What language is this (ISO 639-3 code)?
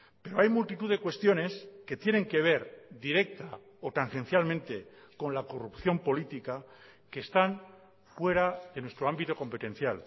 spa